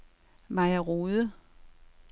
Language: Danish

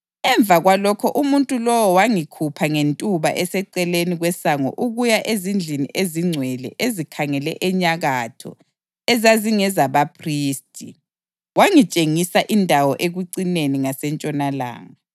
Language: North Ndebele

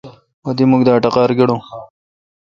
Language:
Kalkoti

